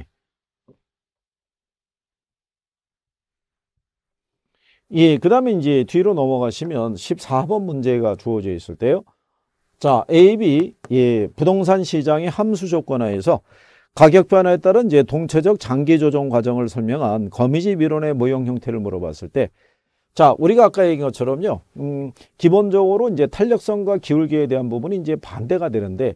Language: Korean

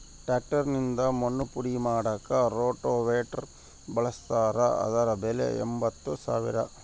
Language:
Kannada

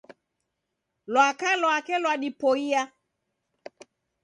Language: Taita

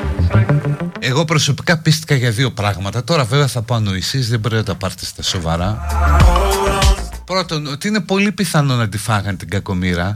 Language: Greek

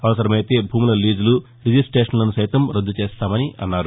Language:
Telugu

